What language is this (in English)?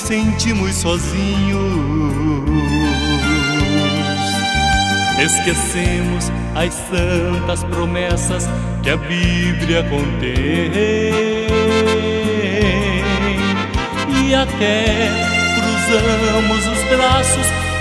Portuguese